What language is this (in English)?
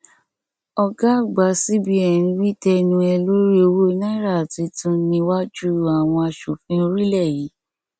Yoruba